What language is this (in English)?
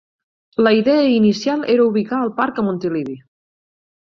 Catalan